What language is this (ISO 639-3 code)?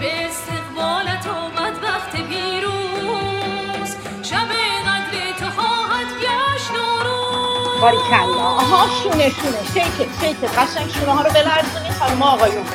fas